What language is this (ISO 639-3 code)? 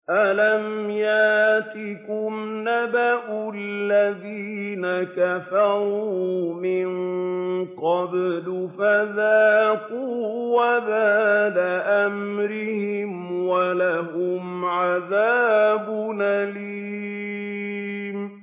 ara